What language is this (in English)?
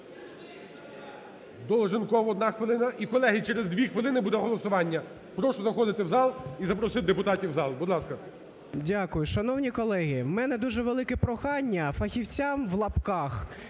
Ukrainian